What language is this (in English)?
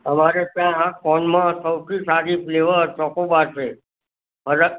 Gujarati